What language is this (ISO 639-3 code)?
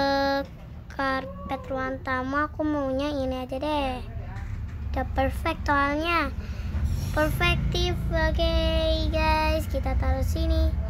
ind